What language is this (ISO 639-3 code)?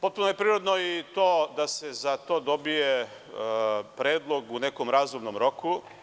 srp